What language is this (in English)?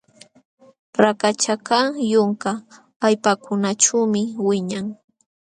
Jauja Wanca Quechua